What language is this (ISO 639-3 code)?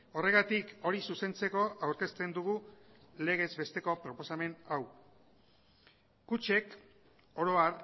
eus